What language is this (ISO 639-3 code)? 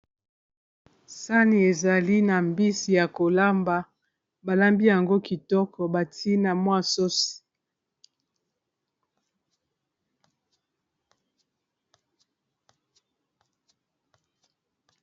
lin